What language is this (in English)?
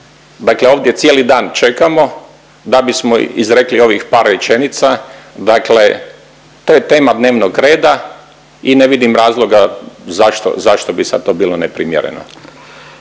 Croatian